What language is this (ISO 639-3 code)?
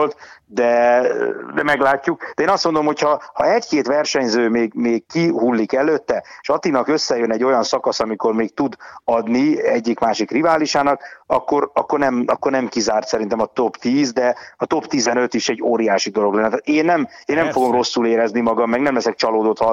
hun